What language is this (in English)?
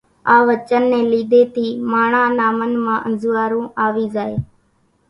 Kachi Koli